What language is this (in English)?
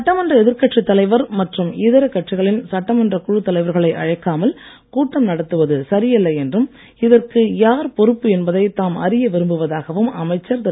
Tamil